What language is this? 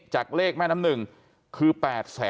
Thai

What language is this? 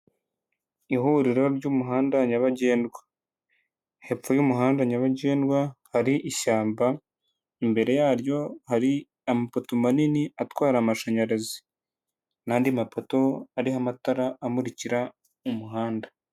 Kinyarwanda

